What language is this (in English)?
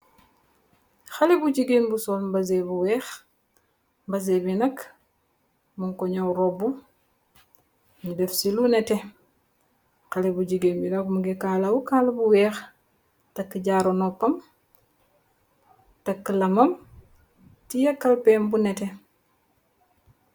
Wolof